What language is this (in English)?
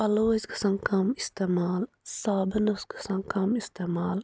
Kashmiri